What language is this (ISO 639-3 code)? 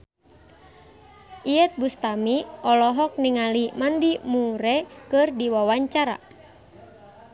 sun